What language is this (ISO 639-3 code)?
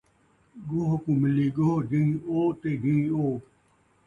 skr